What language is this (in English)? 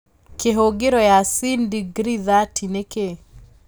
Kikuyu